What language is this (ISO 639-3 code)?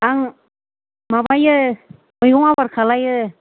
brx